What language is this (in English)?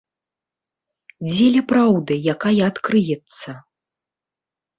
Belarusian